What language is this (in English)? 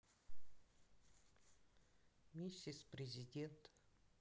Russian